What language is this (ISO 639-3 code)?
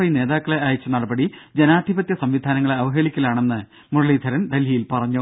mal